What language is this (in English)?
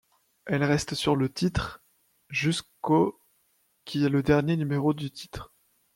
French